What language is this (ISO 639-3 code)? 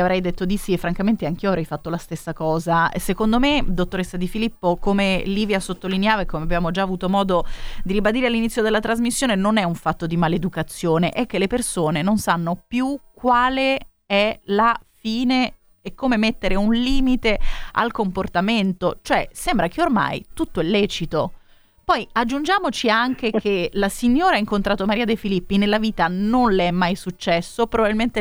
ita